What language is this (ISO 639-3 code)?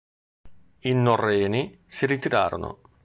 ita